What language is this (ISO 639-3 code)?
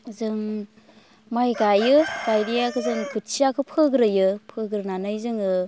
brx